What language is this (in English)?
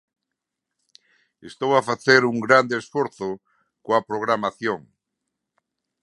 Galician